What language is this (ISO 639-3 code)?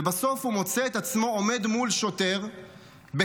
heb